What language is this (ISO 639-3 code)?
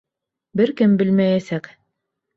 bak